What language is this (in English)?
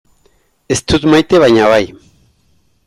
Basque